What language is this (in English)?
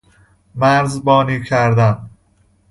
Persian